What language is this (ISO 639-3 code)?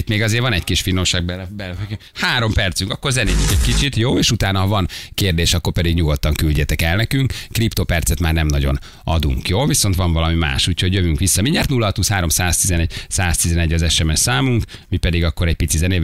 hun